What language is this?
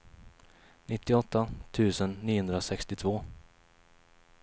Swedish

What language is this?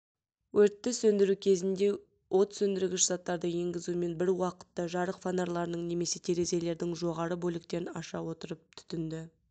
Kazakh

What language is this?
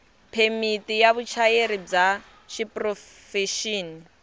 Tsonga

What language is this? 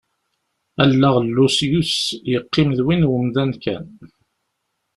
Kabyle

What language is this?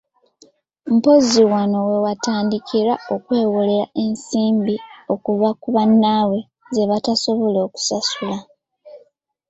Ganda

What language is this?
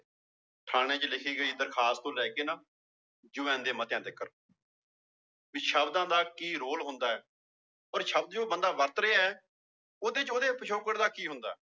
Punjabi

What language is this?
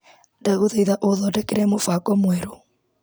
Kikuyu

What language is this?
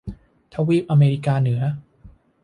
Thai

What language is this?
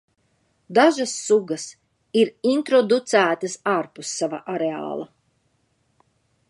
Latvian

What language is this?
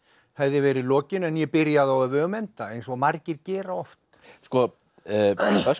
Icelandic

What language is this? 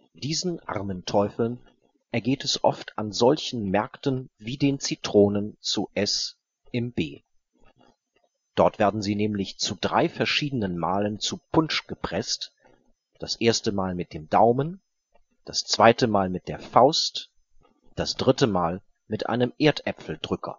German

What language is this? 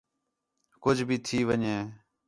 Khetrani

